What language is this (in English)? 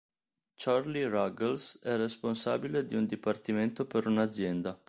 Italian